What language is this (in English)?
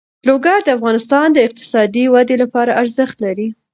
Pashto